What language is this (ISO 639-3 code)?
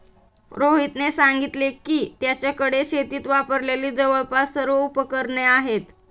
mar